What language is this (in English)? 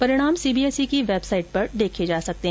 Hindi